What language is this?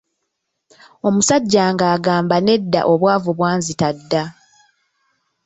Ganda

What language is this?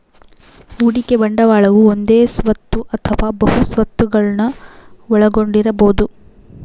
Kannada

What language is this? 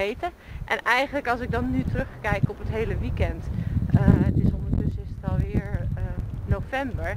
Dutch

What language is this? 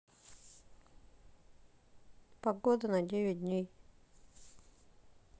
Russian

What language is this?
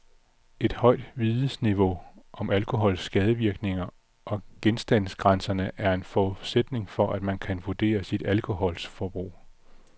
Danish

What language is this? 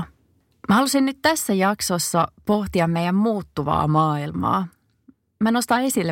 Finnish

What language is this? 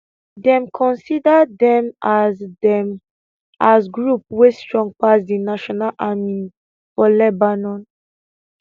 Nigerian Pidgin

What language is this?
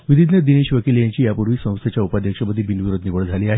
Marathi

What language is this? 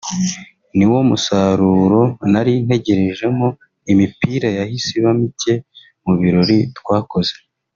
Kinyarwanda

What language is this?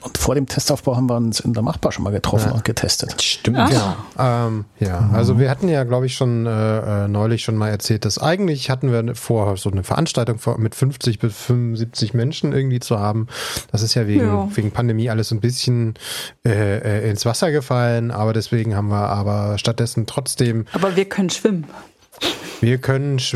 German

